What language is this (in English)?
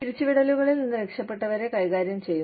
Malayalam